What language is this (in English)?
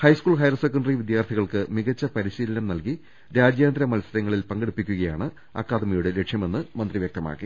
Malayalam